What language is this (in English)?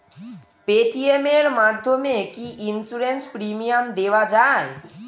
Bangla